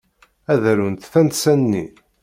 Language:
Kabyle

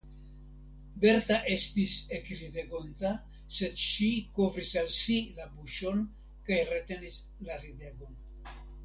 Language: Esperanto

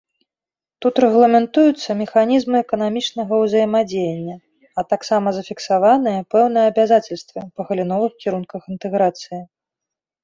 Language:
Belarusian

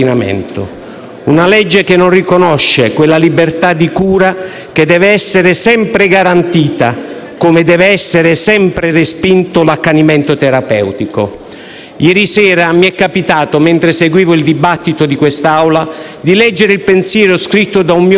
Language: Italian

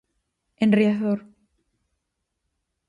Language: Galician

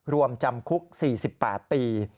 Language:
Thai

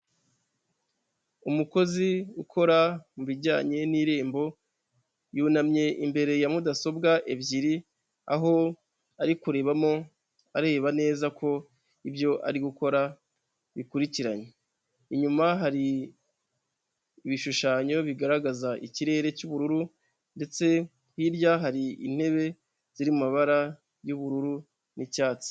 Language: Kinyarwanda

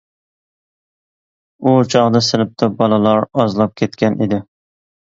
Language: Uyghur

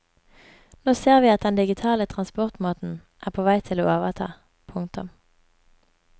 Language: Norwegian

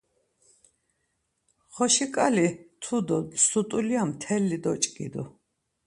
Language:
Laz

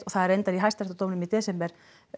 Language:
Icelandic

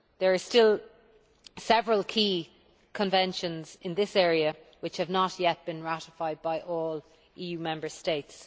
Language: English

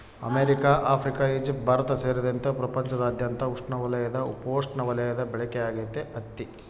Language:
Kannada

